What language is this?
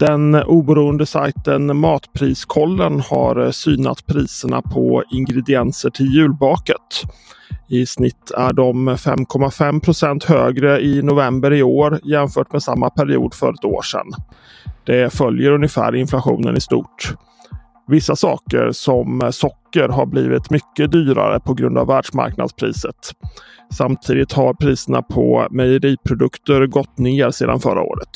Swedish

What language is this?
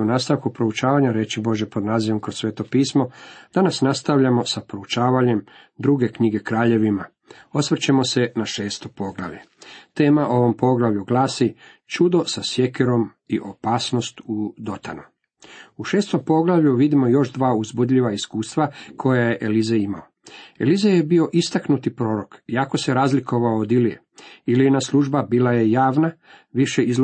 Croatian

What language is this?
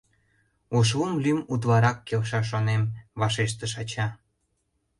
Mari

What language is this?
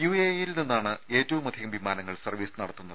Malayalam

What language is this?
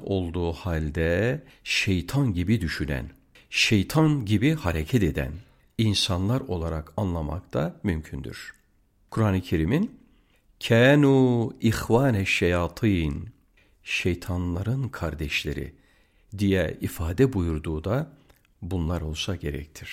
Turkish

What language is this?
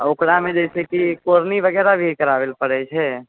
Maithili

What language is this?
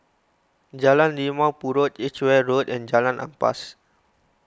English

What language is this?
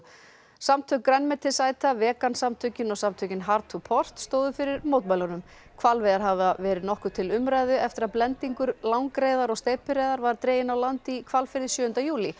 Icelandic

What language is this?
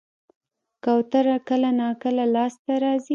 Pashto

